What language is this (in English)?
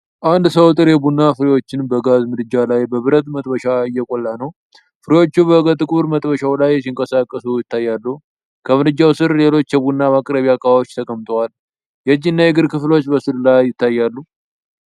Amharic